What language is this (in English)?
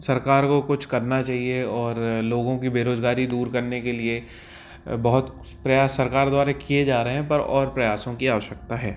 Hindi